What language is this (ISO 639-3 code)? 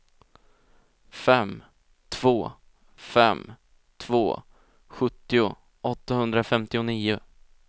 swe